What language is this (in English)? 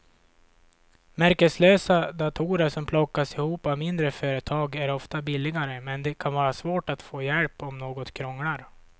Swedish